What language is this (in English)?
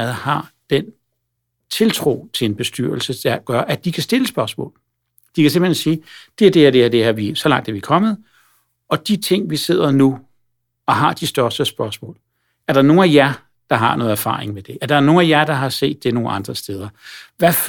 Danish